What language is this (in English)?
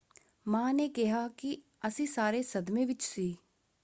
Punjabi